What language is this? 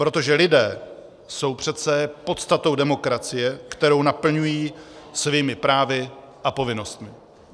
Czech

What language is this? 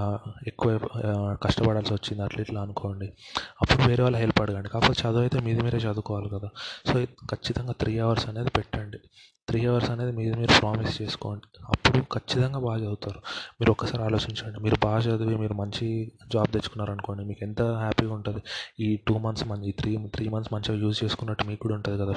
Telugu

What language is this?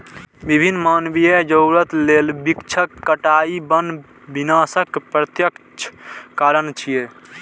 Maithili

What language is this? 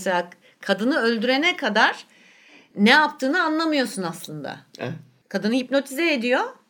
Turkish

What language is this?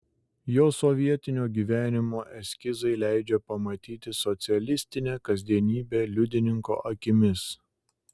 Lithuanian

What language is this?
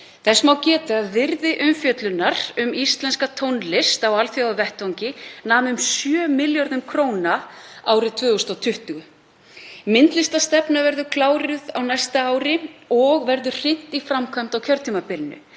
Icelandic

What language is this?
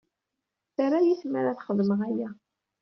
Kabyle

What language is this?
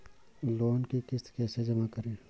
Hindi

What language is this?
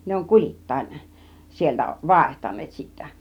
Finnish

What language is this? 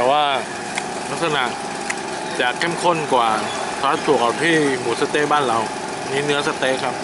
Thai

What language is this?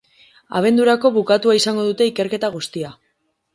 Basque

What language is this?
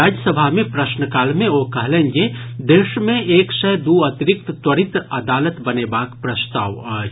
Maithili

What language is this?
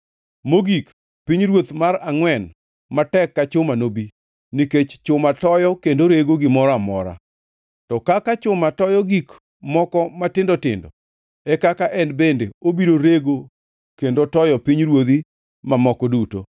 Luo (Kenya and Tanzania)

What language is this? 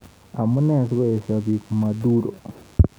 Kalenjin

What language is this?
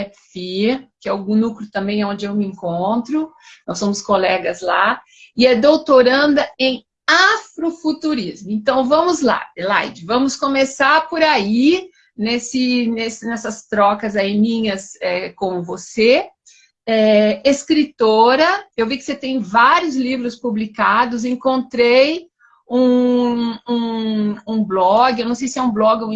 Portuguese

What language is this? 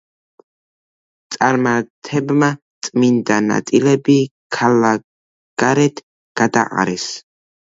Georgian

